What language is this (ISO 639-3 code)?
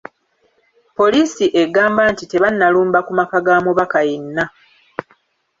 lug